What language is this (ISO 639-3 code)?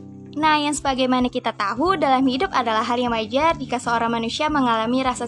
ind